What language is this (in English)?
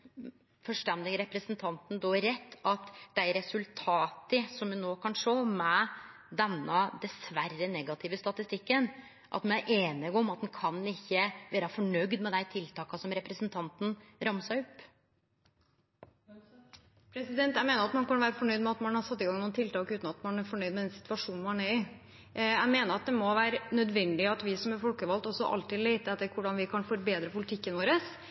Norwegian